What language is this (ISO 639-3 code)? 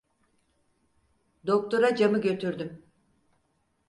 tur